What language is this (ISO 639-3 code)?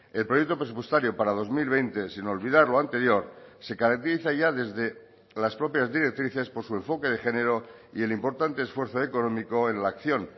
spa